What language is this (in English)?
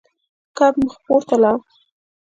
Pashto